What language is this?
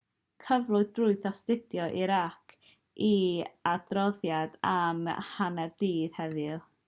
Welsh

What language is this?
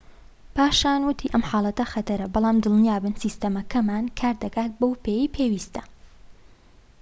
Central Kurdish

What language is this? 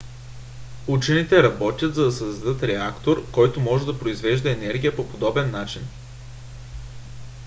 Bulgarian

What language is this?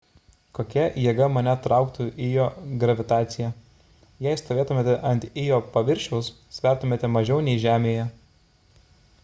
Lithuanian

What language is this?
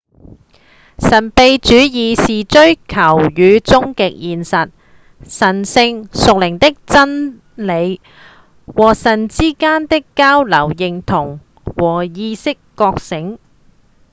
Cantonese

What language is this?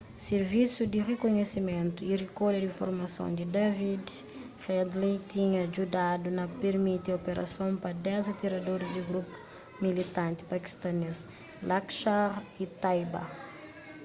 Kabuverdianu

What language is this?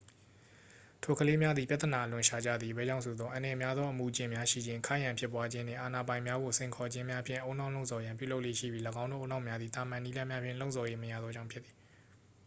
Burmese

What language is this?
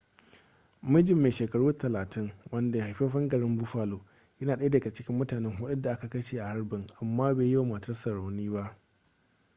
Hausa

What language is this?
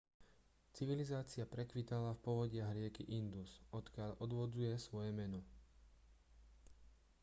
Slovak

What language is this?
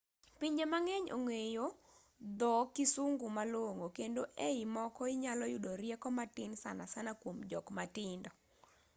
Luo (Kenya and Tanzania)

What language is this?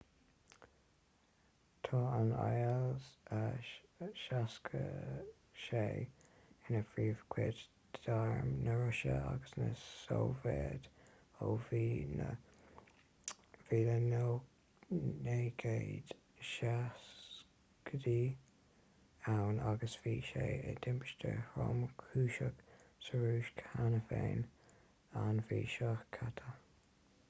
Irish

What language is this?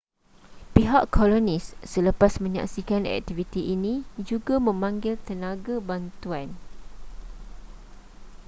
Malay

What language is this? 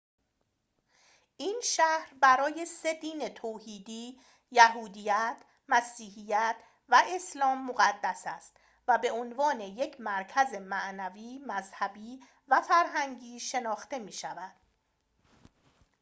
Persian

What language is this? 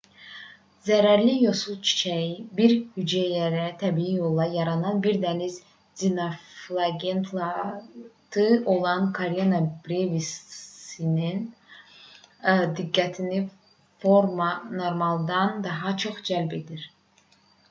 Azerbaijani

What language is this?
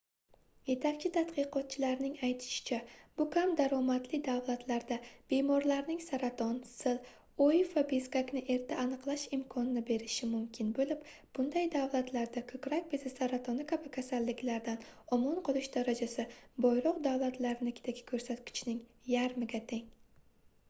Uzbek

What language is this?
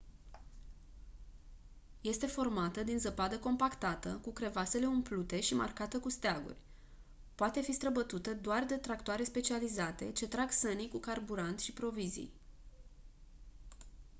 Romanian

